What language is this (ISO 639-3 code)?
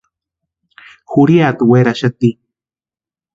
pua